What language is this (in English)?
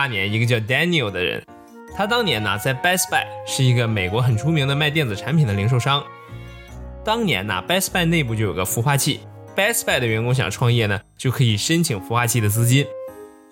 Chinese